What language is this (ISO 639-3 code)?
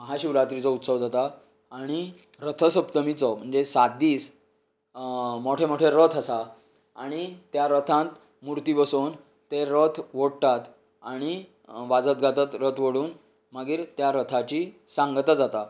kok